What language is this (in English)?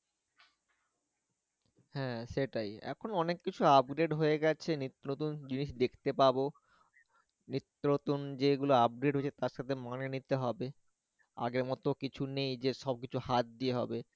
Bangla